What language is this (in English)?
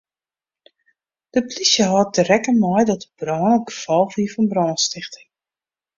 Western Frisian